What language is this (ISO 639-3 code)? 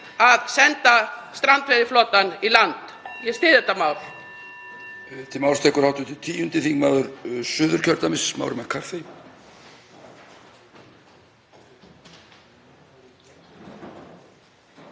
isl